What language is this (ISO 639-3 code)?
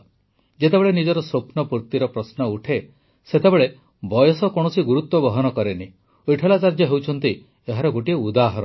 ori